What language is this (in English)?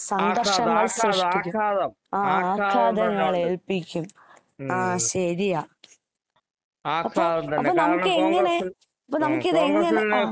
Malayalam